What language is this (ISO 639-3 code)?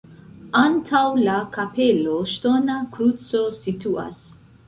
epo